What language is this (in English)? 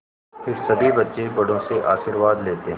Hindi